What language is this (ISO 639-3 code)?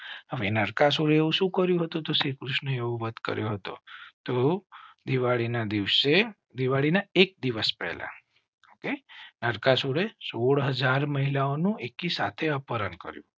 guj